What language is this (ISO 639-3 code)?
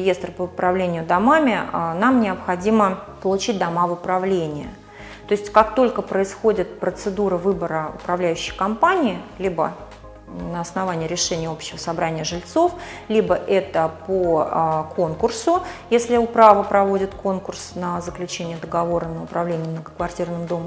rus